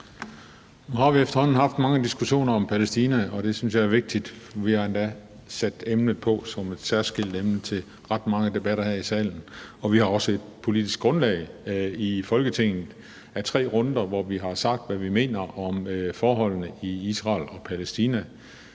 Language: Danish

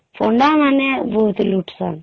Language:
Odia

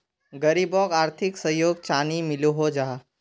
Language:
Magahi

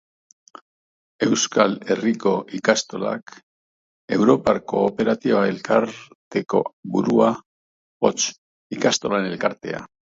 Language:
Basque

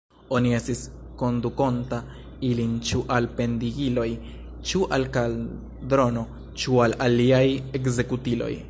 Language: Esperanto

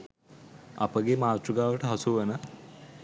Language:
Sinhala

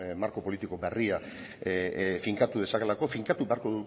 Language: Basque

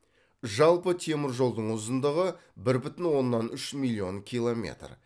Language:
Kazakh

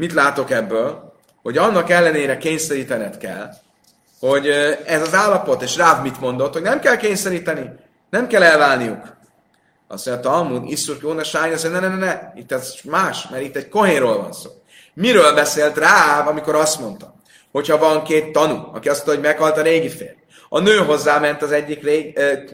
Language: Hungarian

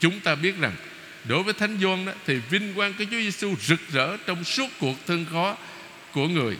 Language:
Vietnamese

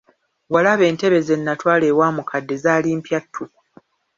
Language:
Ganda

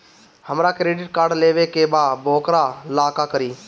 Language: Bhojpuri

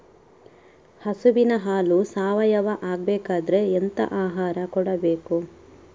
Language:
Kannada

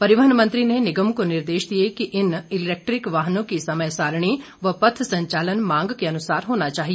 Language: Hindi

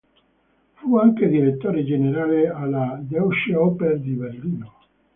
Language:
Italian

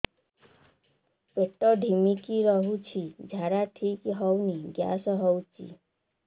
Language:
Odia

